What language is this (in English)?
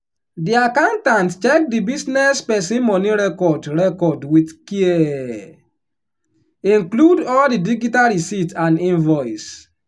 Nigerian Pidgin